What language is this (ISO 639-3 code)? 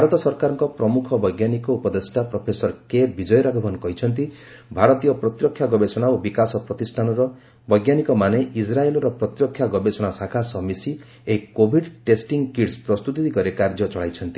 ori